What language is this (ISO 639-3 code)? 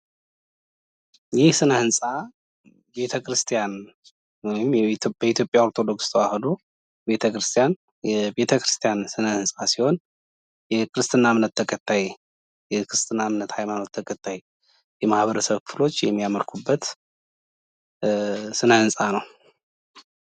amh